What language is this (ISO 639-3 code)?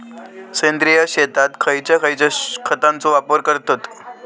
mar